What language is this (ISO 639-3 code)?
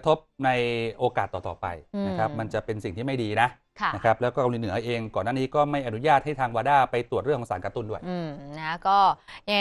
tha